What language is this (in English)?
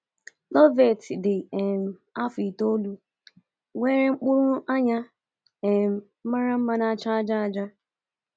Igbo